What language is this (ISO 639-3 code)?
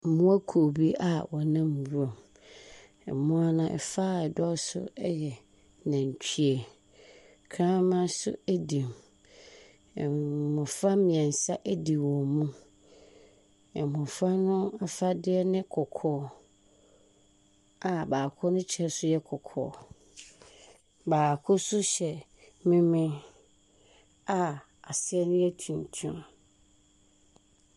aka